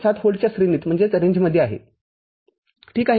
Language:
Marathi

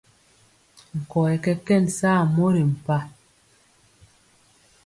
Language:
Mpiemo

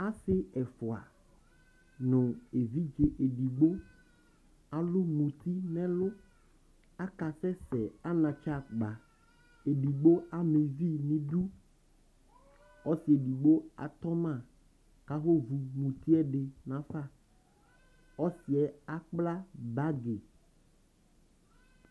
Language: Ikposo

